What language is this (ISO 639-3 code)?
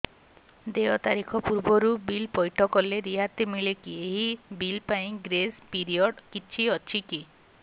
ori